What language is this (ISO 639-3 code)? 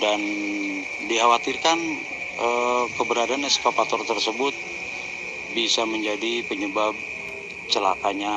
ind